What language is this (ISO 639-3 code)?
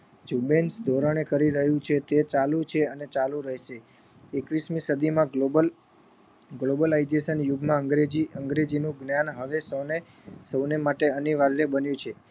guj